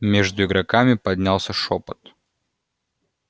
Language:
Russian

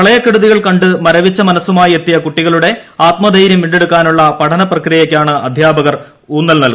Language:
Malayalam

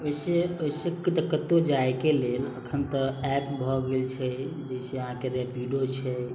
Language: Maithili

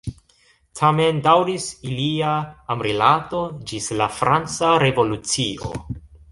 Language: Esperanto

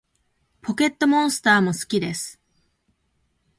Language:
Japanese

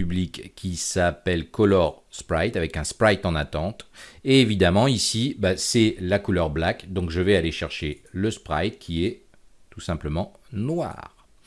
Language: French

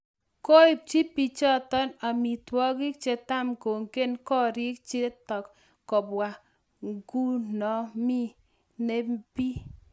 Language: Kalenjin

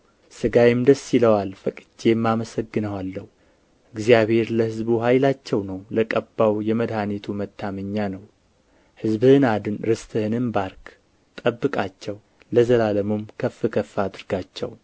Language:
Amharic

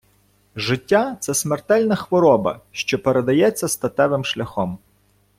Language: Ukrainian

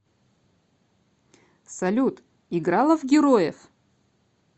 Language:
Russian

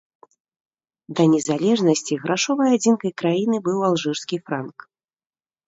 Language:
Belarusian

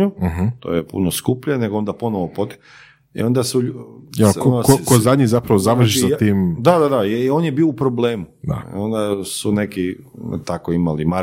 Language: Croatian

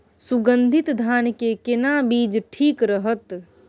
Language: Maithili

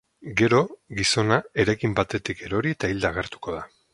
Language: Basque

